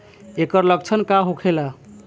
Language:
Bhojpuri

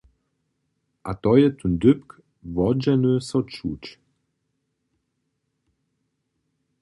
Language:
Upper Sorbian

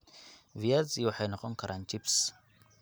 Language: Somali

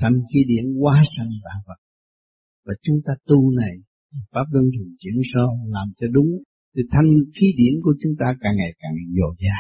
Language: Vietnamese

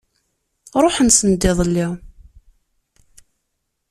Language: Kabyle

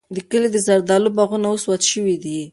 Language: Pashto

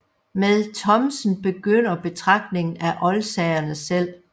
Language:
Danish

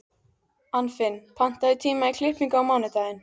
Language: Icelandic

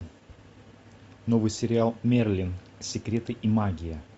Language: Russian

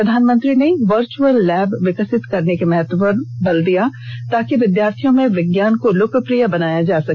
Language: Hindi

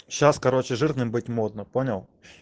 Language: Russian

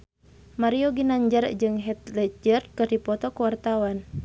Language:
Sundanese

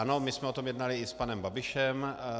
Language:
Czech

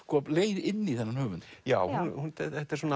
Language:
Icelandic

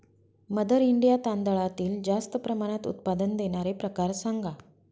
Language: Marathi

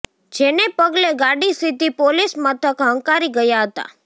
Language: Gujarati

